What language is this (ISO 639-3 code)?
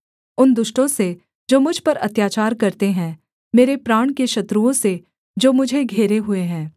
hin